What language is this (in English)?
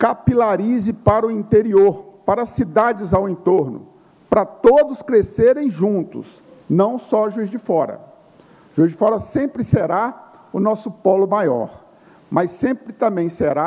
Portuguese